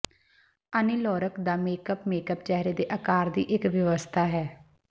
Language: Punjabi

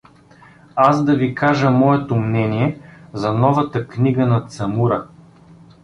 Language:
Bulgarian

